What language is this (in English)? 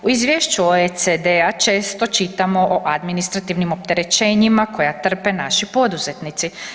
Croatian